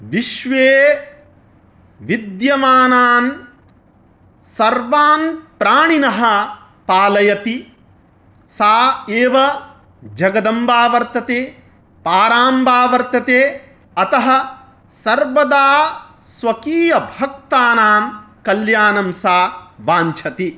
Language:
Sanskrit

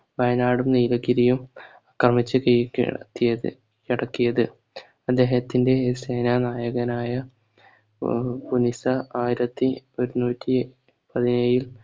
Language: Malayalam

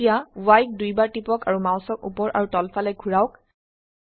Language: Assamese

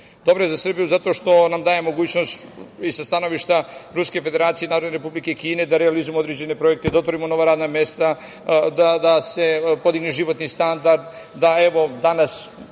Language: Serbian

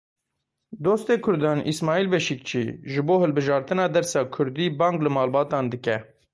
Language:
Kurdish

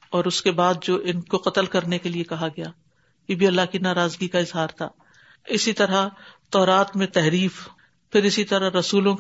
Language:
Urdu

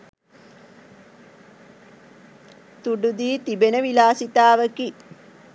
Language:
Sinhala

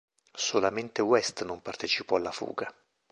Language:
Italian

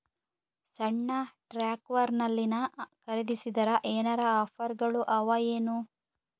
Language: Kannada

